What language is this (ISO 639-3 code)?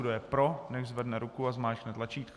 ces